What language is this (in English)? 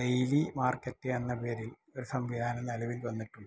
Malayalam